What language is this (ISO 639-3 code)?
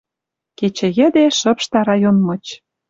mrj